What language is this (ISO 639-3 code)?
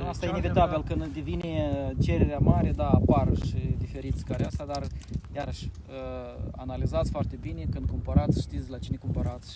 ron